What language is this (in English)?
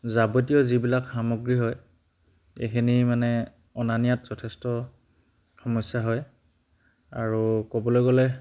Assamese